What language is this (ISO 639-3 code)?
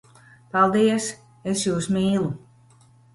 lav